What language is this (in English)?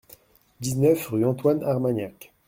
French